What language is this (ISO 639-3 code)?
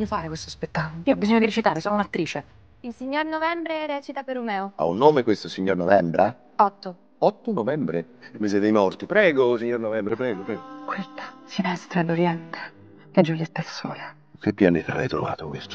ita